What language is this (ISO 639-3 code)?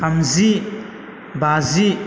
brx